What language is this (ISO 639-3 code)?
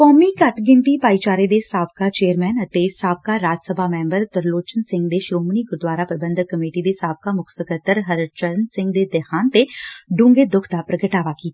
pan